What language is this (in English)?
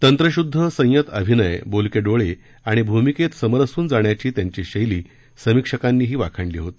Marathi